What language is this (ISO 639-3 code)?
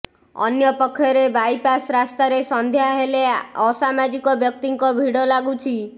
ori